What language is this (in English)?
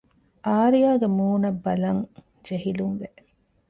Divehi